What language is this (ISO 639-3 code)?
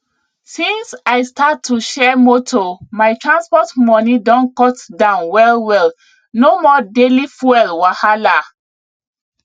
pcm